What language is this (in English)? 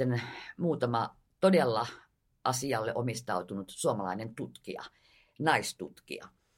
Finnish